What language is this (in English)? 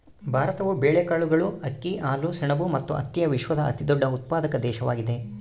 Kannada